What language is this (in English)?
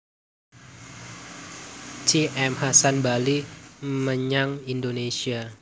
Javanese